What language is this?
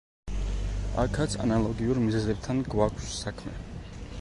Georgian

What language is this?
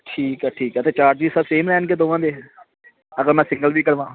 Punjabi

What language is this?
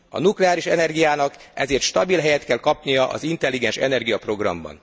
Hungarian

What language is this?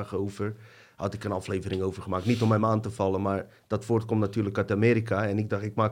Dutch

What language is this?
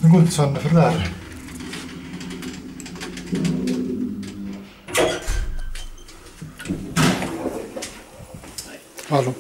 Swedish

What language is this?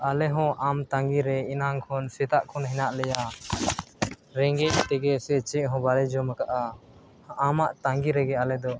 Santali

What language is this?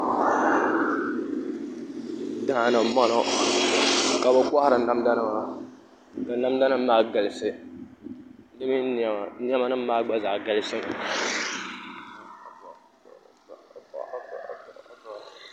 Dagbani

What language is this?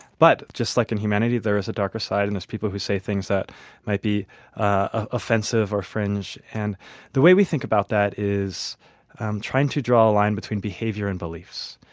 English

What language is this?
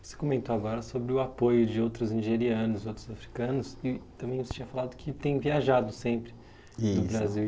Portuguese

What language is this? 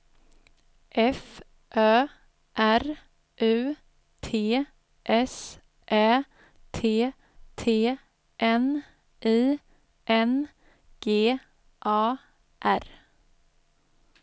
Swedish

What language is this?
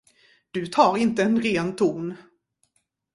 Swedish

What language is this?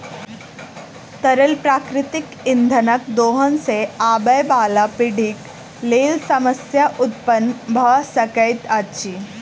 Maithili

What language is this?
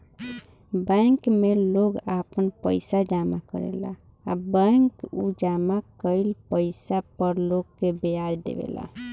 Bhojpuri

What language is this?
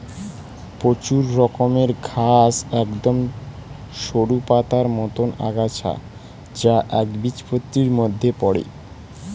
Bangla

